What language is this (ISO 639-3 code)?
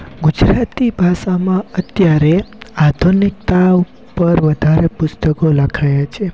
guj